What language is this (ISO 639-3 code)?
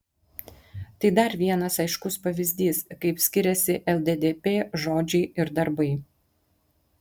lit